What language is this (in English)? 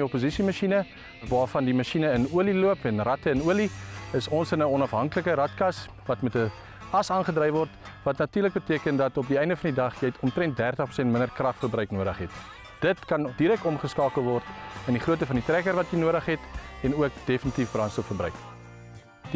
Dutch